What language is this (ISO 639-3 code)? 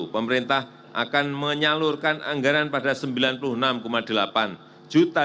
ind